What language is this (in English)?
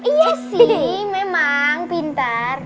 Indonesian